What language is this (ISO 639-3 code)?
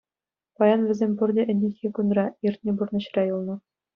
chv